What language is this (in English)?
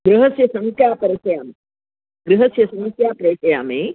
Sanskrit